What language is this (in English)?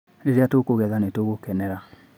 Kikuyu